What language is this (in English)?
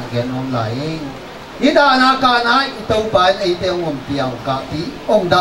Thai